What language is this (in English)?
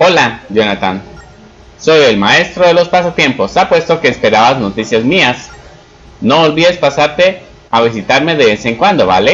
Spanish